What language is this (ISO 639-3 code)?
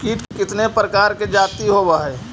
mag